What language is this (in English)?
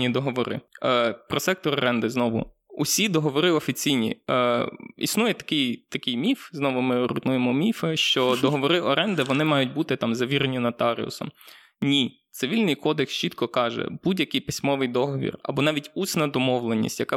Ukrainian